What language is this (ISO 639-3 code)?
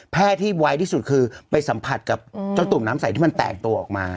tha